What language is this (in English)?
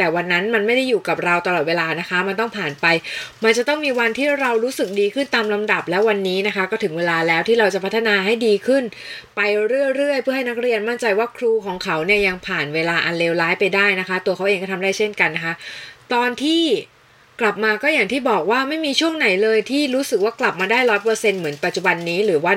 Thai